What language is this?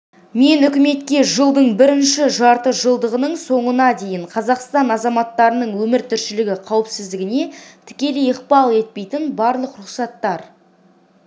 Kazakh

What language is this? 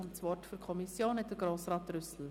Swiss German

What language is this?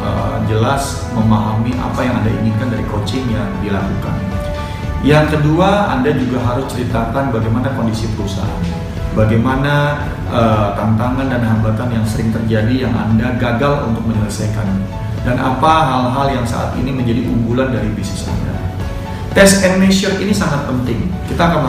Indonesian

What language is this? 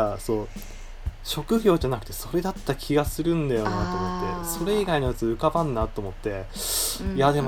Japanese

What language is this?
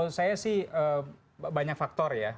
Indonesian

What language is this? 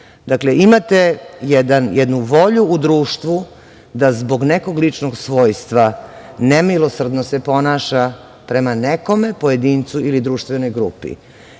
Serbian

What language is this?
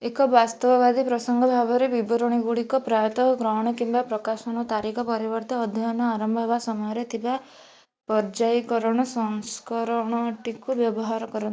Odia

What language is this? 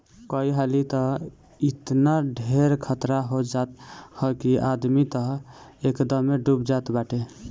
Bhojpuri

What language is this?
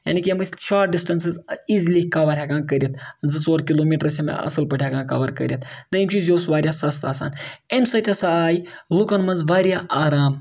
Kashmiri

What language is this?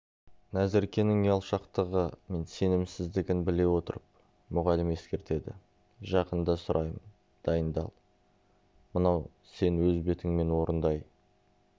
Kazakh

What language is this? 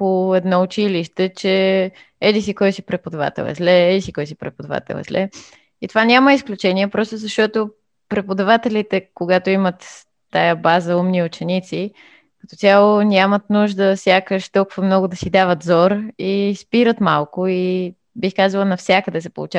Bulgarian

